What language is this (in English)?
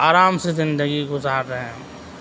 Urdu